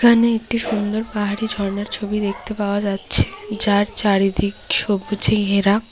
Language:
Bangla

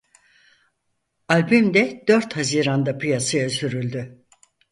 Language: Turkish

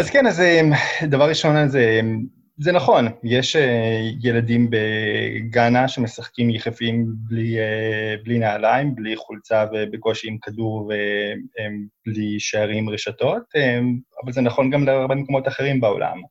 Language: Hebrew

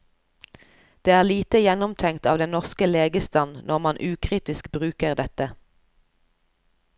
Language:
Norwegian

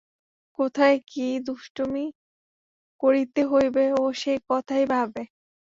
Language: Bangla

